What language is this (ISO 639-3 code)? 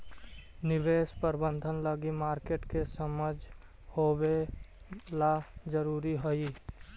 mag